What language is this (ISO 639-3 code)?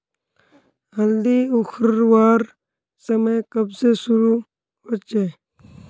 mag